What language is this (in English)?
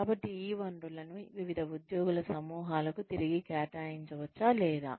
Telugu